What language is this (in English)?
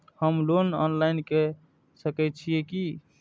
Maithili